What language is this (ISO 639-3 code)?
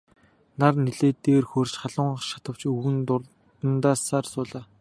mon